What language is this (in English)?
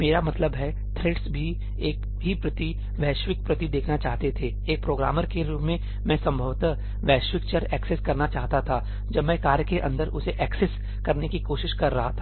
Hindi